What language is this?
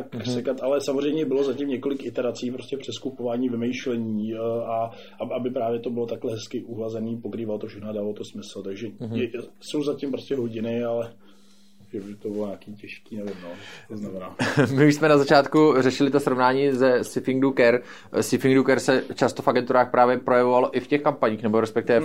Czech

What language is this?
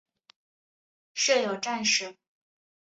Chinese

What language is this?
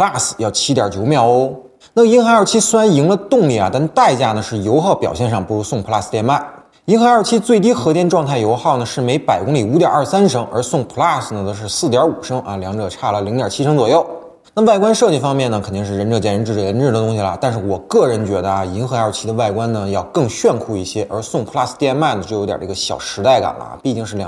Chinese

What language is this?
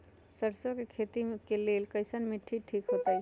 Magahi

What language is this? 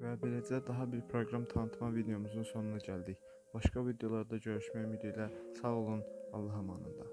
Turkish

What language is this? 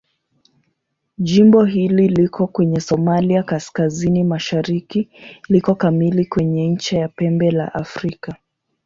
Swahili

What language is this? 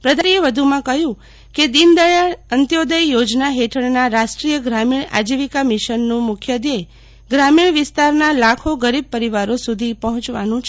Gujarati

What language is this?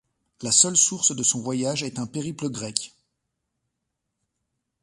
French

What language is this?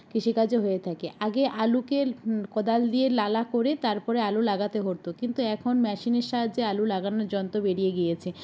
Bangla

